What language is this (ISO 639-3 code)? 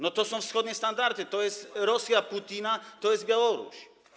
pol